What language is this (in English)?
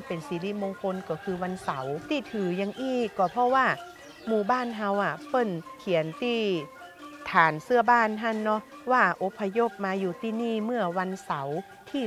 Thai